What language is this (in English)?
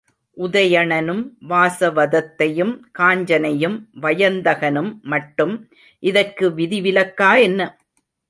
Tamil